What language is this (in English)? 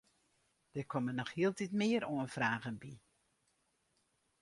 Western Frisian